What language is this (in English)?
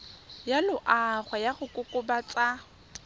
Tswana